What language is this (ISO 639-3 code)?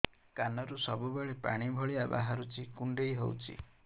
ori